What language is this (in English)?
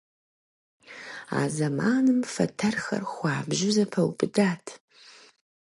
Kabardian